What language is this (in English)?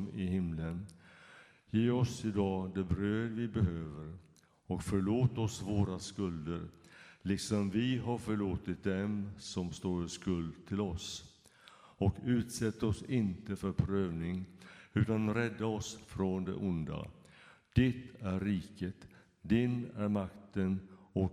Swedish